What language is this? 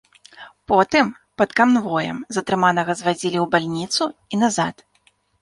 Belarusian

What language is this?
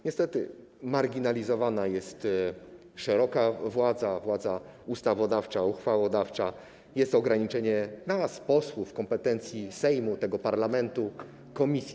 Polish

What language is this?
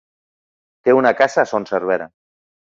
Catalan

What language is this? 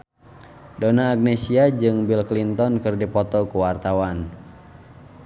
Sundanese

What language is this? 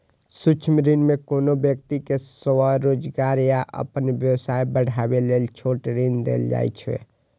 Maithili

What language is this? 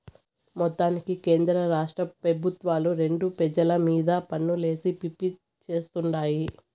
Telugu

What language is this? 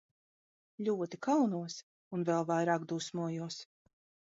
Latvian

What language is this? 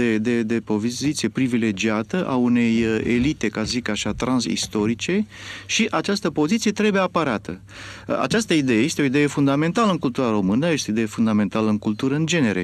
Romanian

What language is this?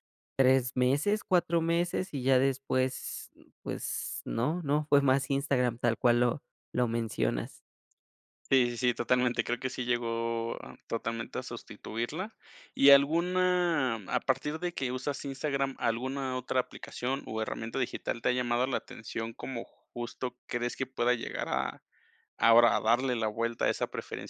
Spanish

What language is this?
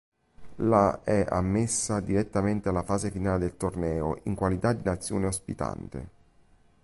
Italian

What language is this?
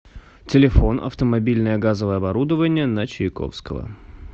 Russian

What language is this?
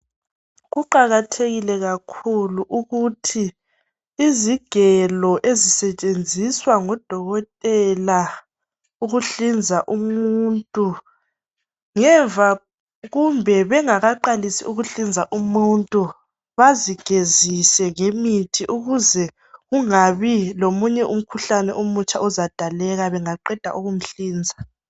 North Ndebele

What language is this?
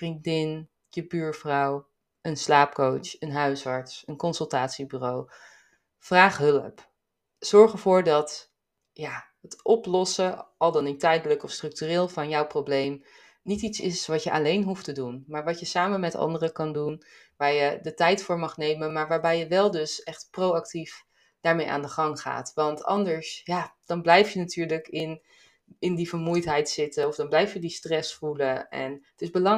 Dutch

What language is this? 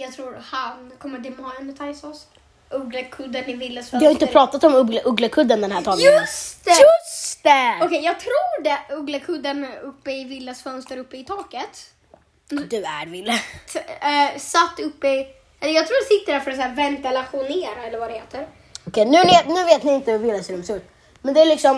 Swedish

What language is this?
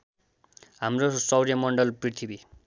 Nepali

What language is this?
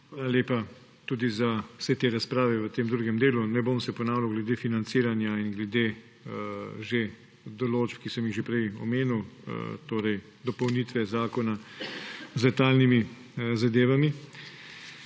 Slovenian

